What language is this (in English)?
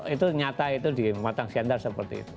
Indonesian